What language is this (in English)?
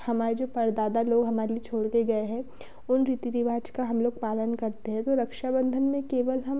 Hindi